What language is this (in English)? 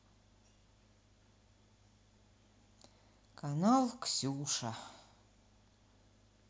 Russian